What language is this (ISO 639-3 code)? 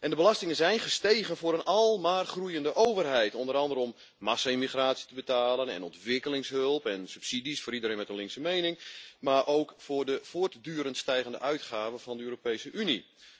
nld